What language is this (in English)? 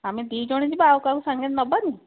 Odia